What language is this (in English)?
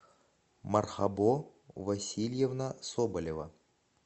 Russian